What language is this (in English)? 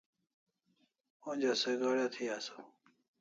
Kalasha